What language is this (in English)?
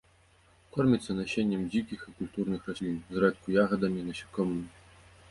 Belarusian